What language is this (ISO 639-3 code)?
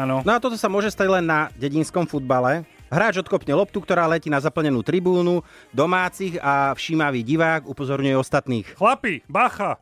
slk